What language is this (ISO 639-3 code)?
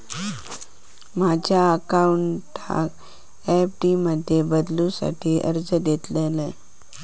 mar